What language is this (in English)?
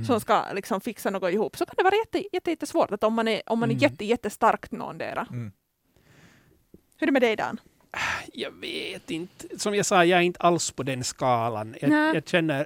Swedish